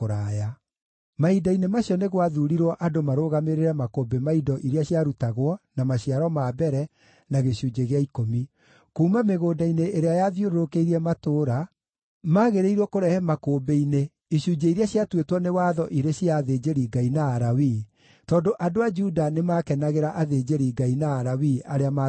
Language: Kikuyu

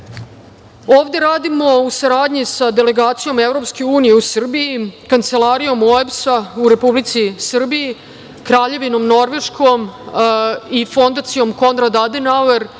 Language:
Serbian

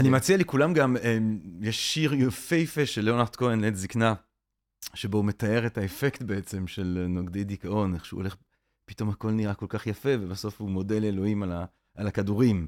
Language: Hebrew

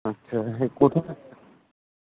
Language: Dogri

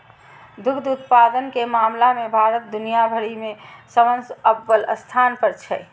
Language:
Maithili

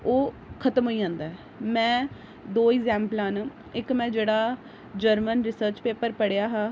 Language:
Dogri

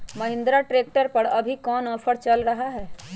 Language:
Magahi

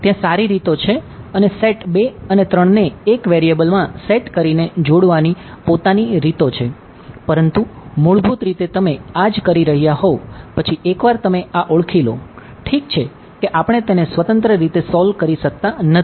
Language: Gujarati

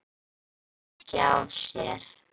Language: Icelandic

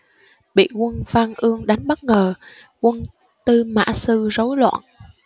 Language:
Vietnamese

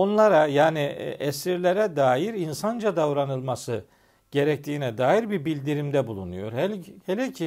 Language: Turkish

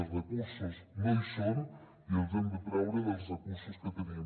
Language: Catalan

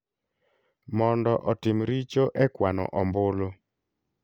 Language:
Luo (Kenya and Tanzania)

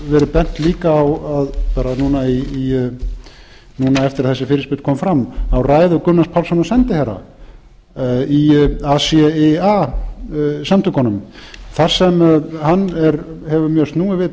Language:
Icelandic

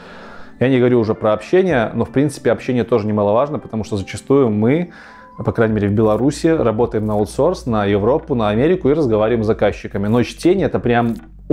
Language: Russian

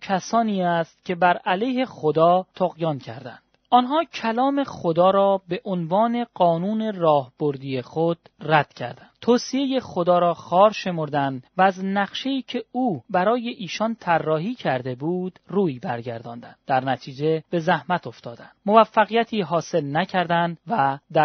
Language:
Persian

